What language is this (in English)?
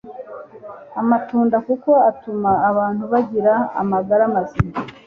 Kinyarwanda